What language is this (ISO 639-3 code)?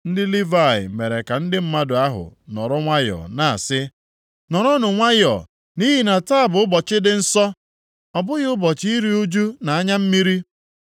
ibo